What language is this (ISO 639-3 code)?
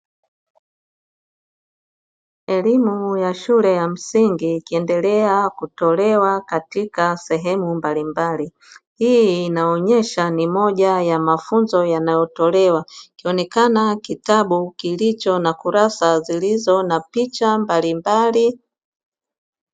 swa